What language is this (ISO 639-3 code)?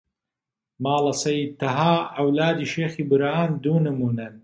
ckb